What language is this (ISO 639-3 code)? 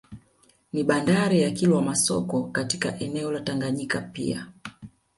swa